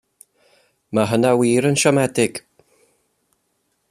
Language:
Welsh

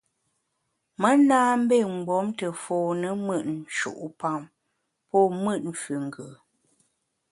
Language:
Bamun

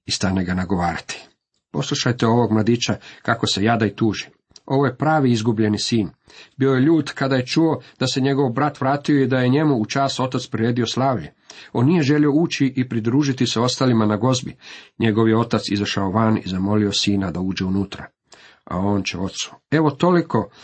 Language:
Croatian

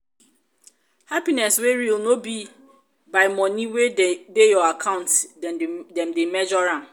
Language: Nigerian Pidgin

